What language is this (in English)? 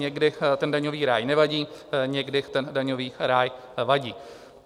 Czech